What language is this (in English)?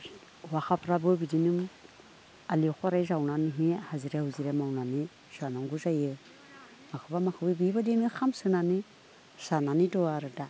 Bodo